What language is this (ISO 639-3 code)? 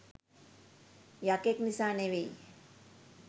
sin